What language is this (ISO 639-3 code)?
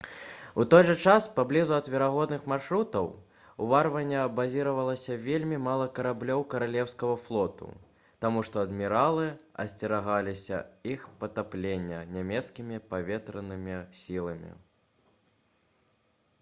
bel